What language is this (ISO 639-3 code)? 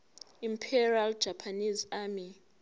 zul